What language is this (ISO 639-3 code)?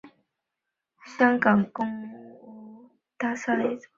zho